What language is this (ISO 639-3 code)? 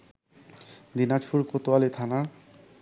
ben